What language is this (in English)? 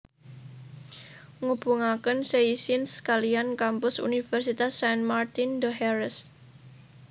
Javanese